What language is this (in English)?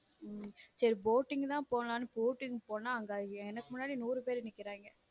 Tamil